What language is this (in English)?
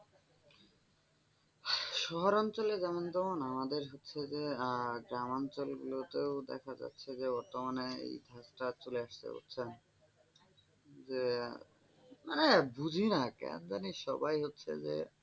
Bangla